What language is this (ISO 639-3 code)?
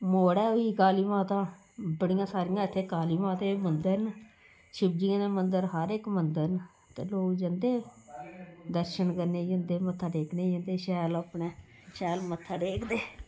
doi